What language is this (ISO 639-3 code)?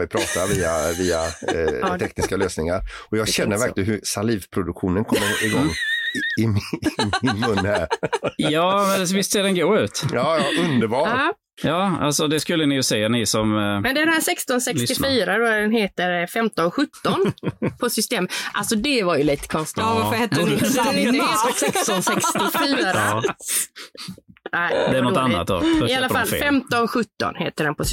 swe